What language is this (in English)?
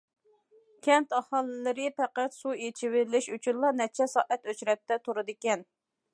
Uyghur